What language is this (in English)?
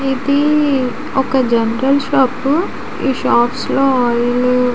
Telugu